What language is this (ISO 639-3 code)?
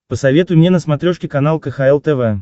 rus